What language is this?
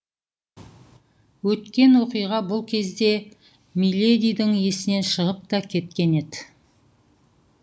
Kazakh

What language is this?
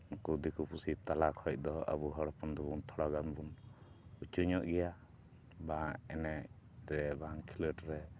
Santali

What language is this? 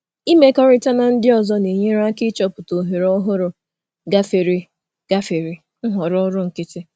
Igbo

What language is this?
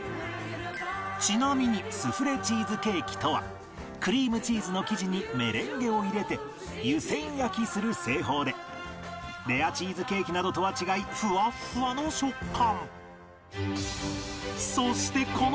Japanese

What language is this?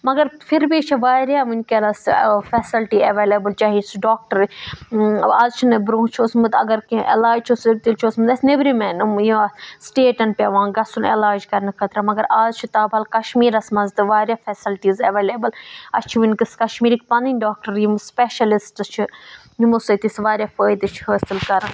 Kashmiri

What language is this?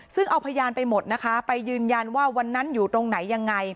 Thai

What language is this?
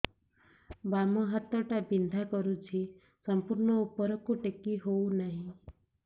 Odia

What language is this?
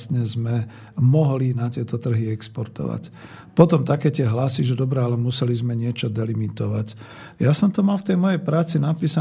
Slovak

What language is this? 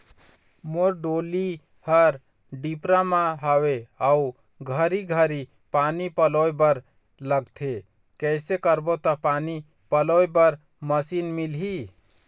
Chhattisgarhi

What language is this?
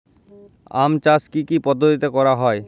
Bangla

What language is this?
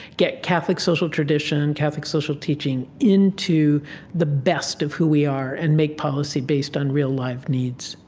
English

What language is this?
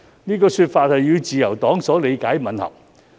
Cantonese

